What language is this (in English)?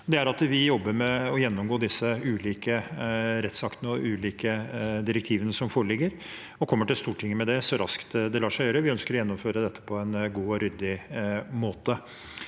Norwegian